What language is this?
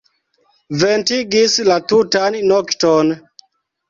Esperanto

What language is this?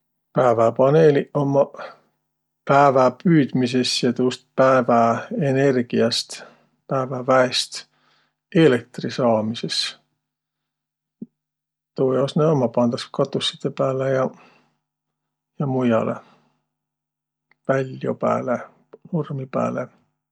Võro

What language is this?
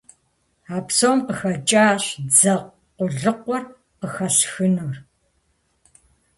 Kabardian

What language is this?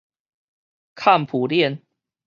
Min Nan Chinese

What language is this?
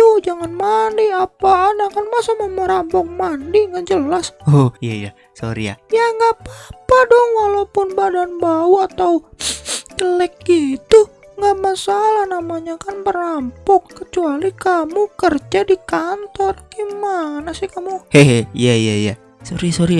Indonesian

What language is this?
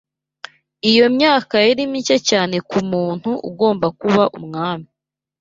Kinyarwanda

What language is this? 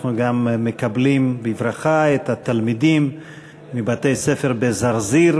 Hebrew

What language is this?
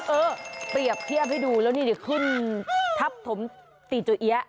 Thai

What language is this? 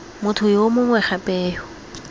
Tswana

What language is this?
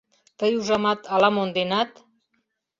Mari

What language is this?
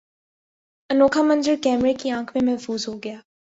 Urdu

